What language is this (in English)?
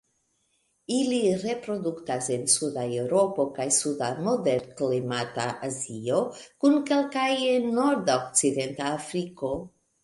Esperanto